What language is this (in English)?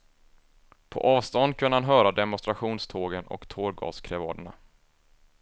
Swedish